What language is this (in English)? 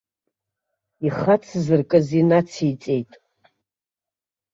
Abkhazian